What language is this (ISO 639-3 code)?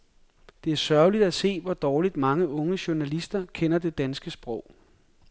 dan